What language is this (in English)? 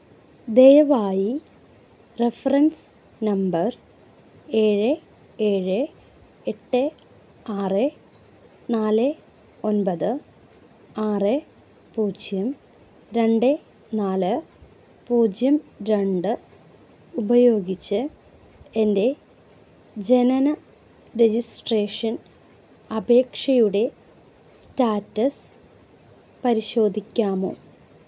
Malayalam